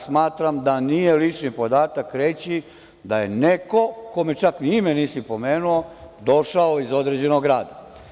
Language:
Serbian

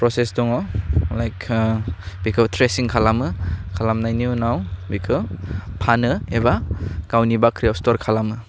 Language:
Bodo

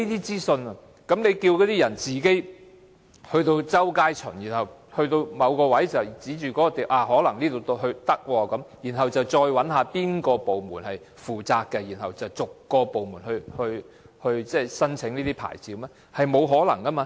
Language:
Cantonese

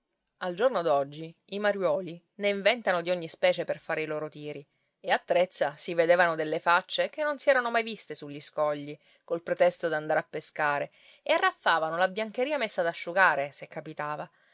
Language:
Italian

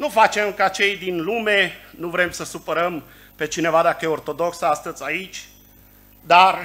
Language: Romanian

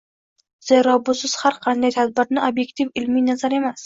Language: Uzbek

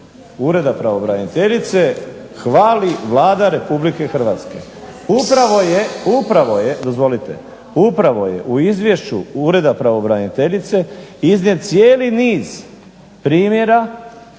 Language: Croatian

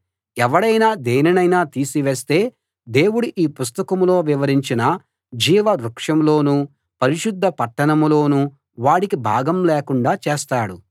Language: Telugu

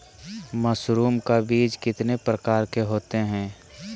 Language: Magahi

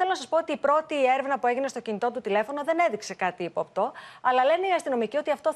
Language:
Greek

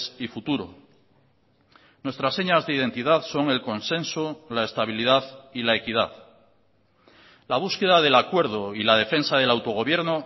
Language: Spanish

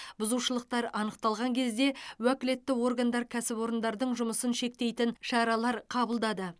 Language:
Kazakh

